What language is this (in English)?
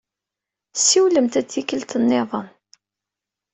Kabyle